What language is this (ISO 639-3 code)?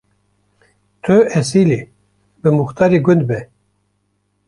kur